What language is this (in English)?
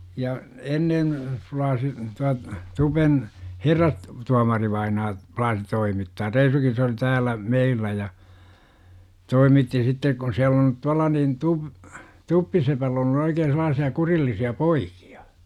Finnish